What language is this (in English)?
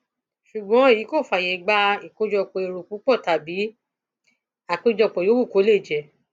Yoruba